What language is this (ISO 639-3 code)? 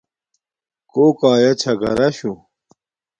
dmk